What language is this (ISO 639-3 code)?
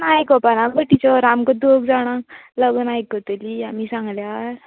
kok